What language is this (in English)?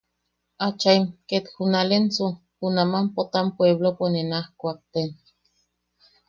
Yaqui